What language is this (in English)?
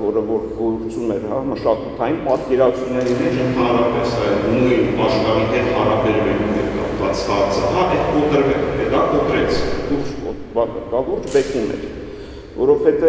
Turkish